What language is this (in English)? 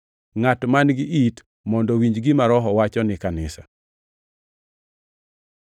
Luo (Kenya and Tanzania)